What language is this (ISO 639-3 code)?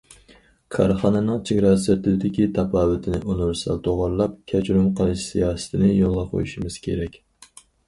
uig